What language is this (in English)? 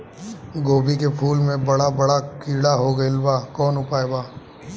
Bhojpuri